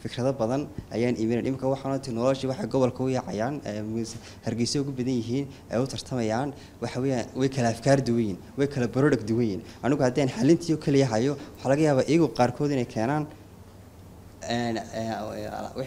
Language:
Arabic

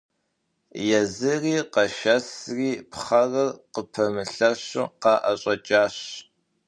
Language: Kabardian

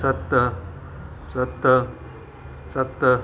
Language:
Sindhi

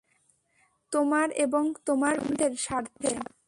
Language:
Bangla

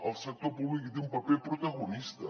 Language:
Catalan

